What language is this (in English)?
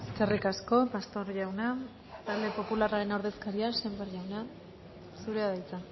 Basque